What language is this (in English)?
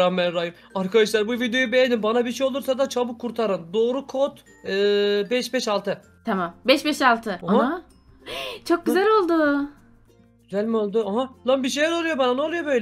Turkish